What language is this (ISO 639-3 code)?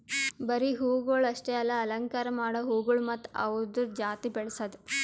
kan